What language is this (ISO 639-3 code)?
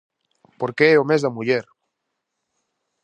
glg